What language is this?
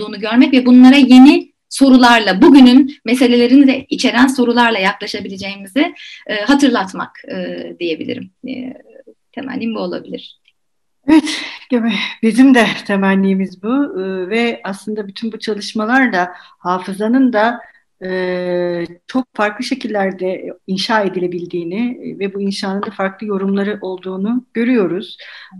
Turkish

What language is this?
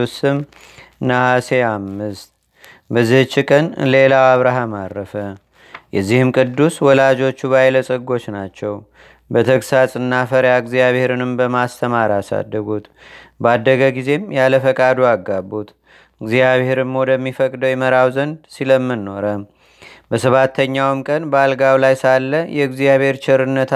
Amharic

